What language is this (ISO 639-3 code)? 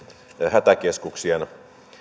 fin